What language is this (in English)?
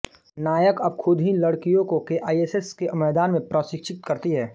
Hindi